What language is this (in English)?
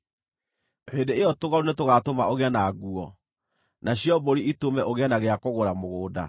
Kikuyu